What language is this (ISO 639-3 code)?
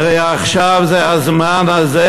heb